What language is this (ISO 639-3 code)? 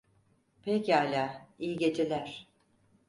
tur